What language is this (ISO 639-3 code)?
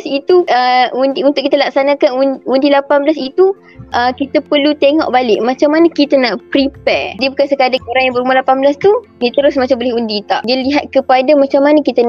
msa